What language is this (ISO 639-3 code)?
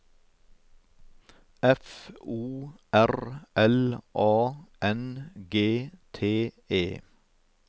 nor